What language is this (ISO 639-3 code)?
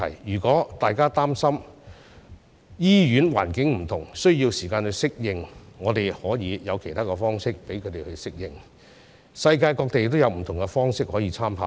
yue